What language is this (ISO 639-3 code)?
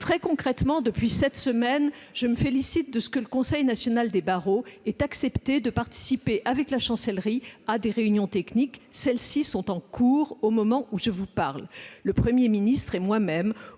fra